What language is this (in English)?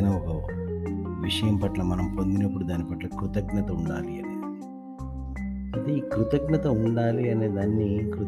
Telugu